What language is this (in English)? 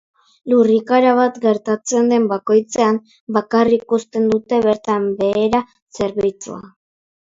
Basque